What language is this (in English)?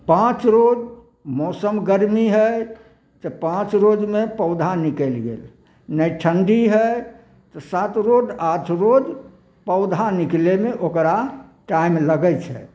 Maithili